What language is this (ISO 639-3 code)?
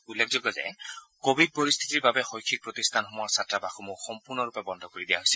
asm